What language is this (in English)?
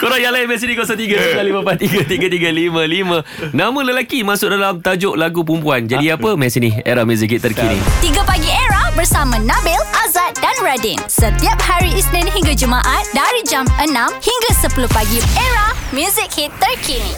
Malay